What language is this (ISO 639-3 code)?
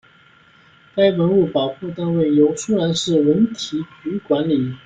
zho